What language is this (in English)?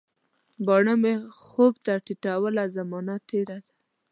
Pashto